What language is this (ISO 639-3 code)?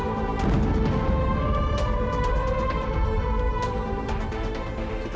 ind